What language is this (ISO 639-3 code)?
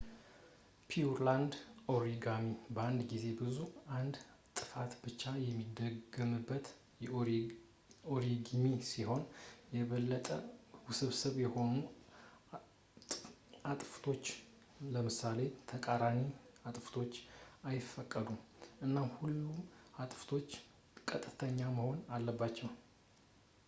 amh